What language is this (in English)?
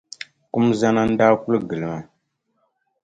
Dagbani